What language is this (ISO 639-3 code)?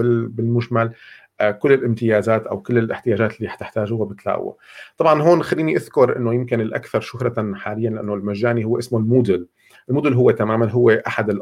ara